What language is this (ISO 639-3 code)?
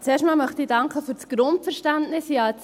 gsw